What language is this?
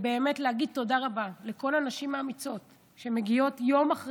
Hebrew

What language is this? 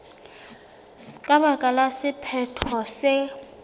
Southern Sotho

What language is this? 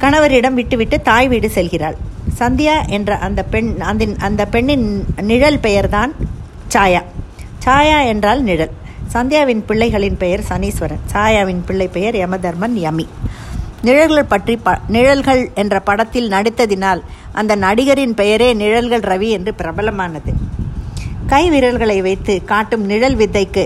Tamil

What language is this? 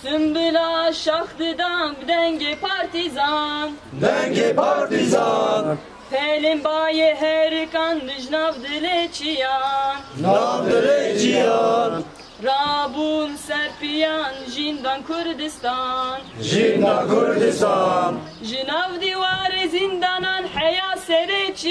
Arabic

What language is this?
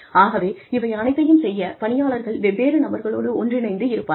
Tamil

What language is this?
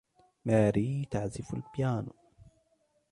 Arabic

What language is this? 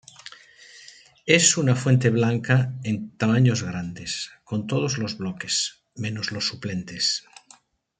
Spanish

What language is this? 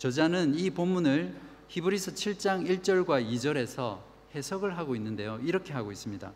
Korean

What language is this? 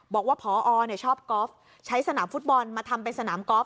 Thai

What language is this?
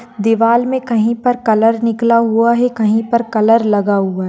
Marwari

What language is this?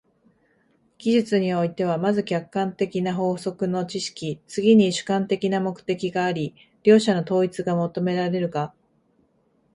Japanese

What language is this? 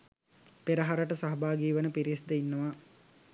Sinhala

